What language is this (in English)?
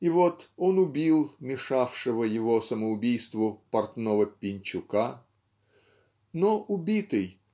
Russian